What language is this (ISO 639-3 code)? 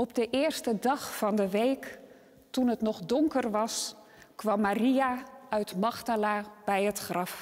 nld